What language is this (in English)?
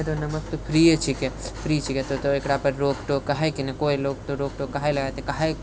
Maithili